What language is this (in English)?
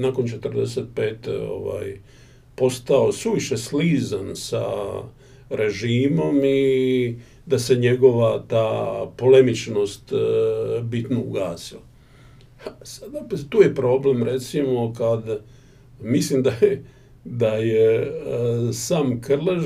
Croatian